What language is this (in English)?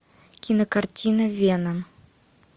Russian